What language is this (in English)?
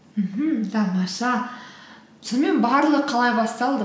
Kazakh